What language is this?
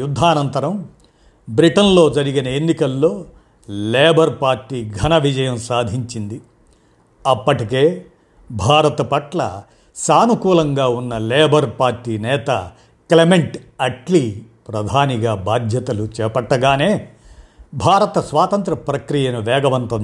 Telugu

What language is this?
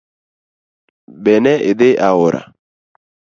Luo (Kenya and Tanzania)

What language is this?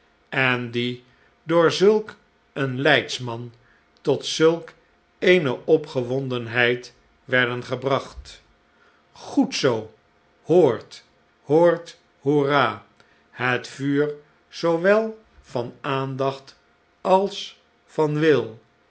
Dutch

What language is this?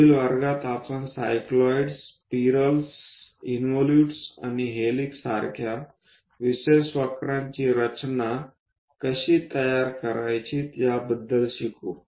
Marathi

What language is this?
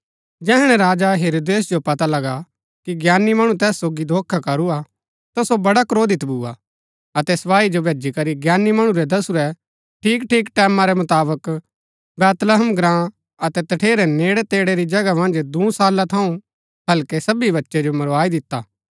Gaddi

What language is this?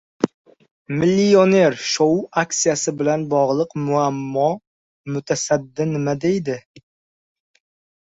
Uzbek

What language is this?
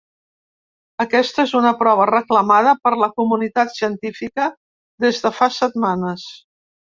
Catalan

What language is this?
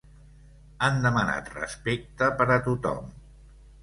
Catalan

